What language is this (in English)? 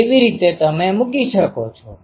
Gujarati